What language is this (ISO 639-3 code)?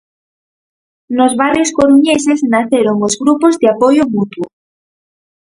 glg